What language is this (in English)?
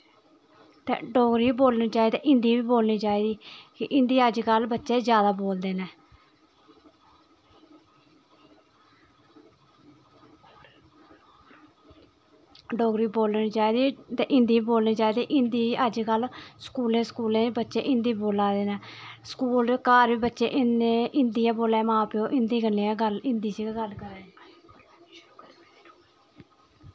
Dogri